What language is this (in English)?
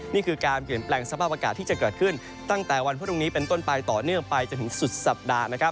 Thai